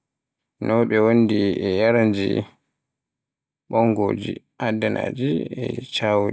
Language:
Borgu Fulfulde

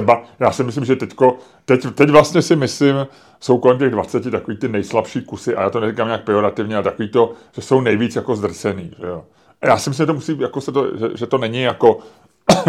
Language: Czech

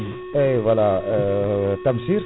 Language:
Fula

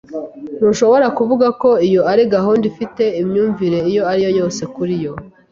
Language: Kinyarwanda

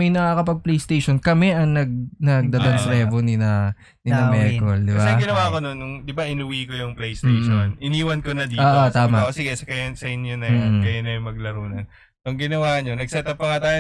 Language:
Filipino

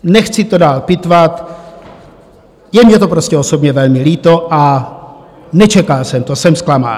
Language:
Czech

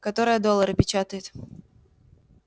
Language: Russian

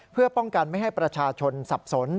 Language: Thai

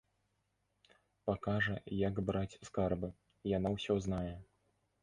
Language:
Belarusian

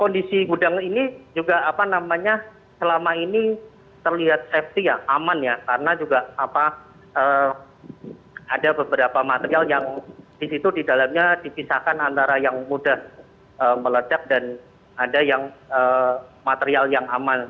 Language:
Indonesian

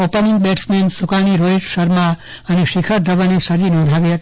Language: Gujarati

